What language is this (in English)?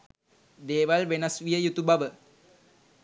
Sinhala